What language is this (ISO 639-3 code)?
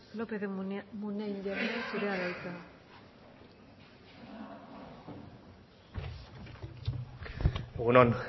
eus